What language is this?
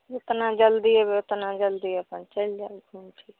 Maithili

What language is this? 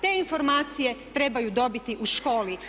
Croatian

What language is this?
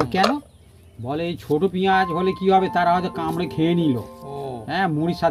Bangla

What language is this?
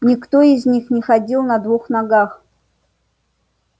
Russian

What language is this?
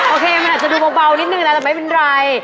Thai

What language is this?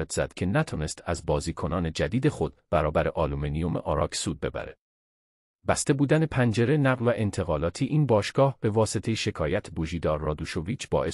Persian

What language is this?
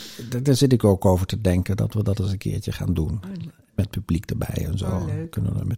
Dutch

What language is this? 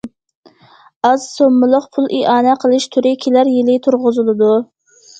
Uyghur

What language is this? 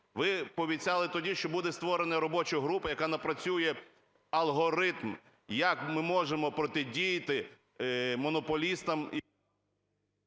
Ukrainian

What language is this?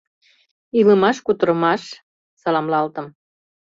Mari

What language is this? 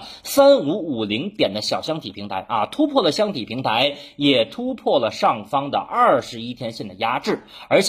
Chinese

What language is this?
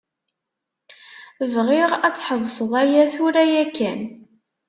Kabyle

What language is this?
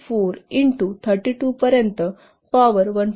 Marathi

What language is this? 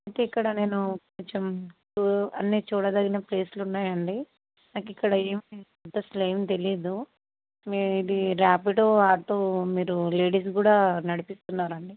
Telugu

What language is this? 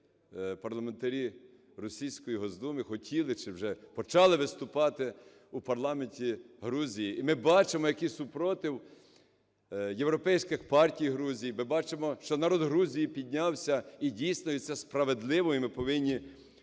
Ukrainian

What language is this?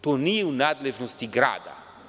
Serbian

